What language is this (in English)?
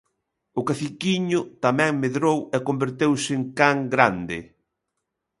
Galician